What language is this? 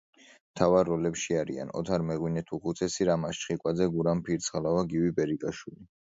Georgian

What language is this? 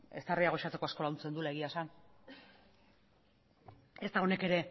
Basque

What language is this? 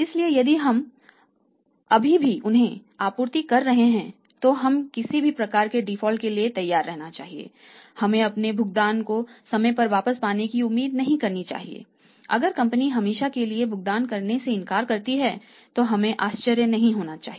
Hindi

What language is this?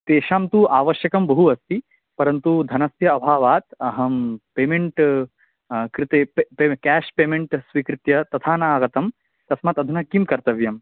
Sanskrit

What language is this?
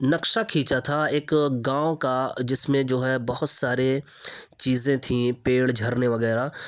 Urdu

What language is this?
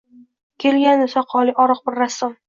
Uzbek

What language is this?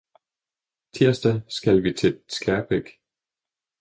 Danish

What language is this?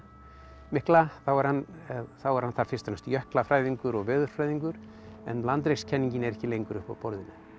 Icelandic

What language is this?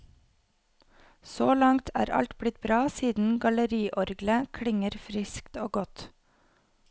Norwegian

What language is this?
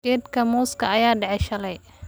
Somali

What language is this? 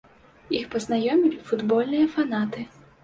Belarusian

